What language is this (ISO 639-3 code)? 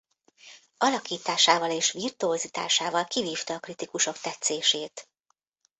hun